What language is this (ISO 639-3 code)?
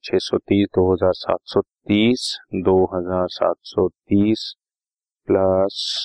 hin